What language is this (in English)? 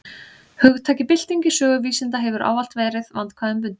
Icelandic